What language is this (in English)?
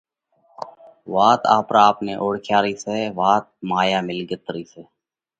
Parkari Koli